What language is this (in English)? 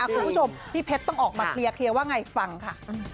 Thai